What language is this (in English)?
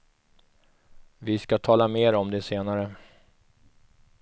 Swedish